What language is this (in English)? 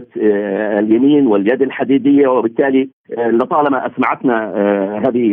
Arabic